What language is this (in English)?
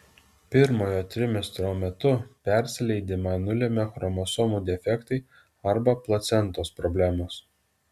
Lithuanian